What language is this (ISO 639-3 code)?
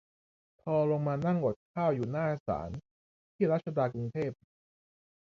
tha